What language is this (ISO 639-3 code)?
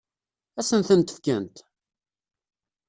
kab